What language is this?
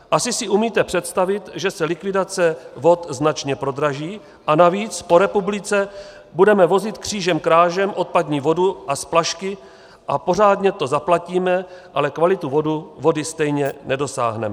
Czech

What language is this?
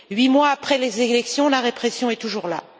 French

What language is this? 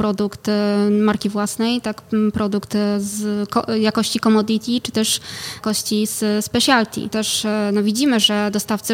Polish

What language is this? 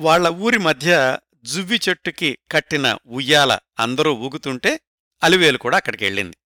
Telugu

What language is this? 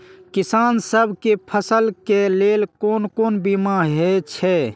Maithili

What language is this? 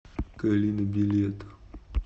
Russian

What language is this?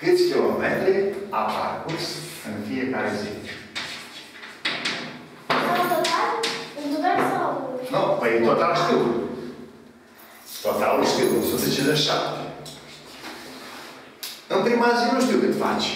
Romanian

